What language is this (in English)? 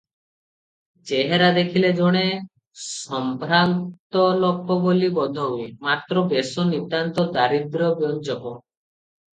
Odia